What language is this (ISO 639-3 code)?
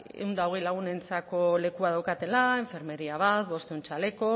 eus